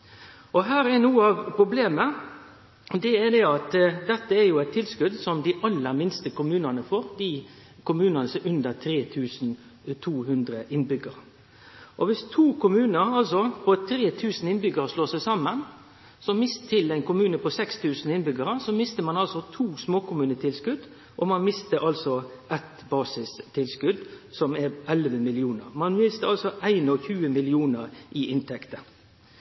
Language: Norwegian Nynorsk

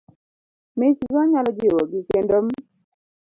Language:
Luo (Kenya and Tanzania)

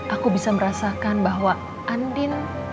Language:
Indonesian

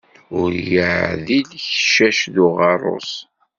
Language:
Kabyle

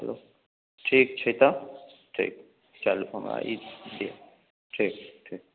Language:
Maithili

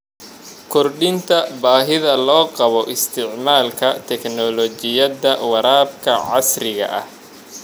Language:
Somali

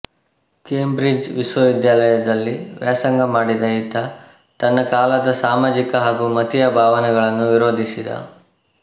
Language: Kannada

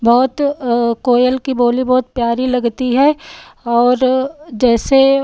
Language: Hindi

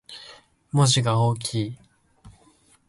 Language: Japanese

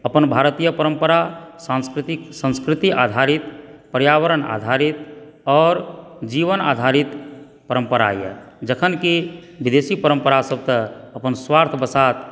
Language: Maithili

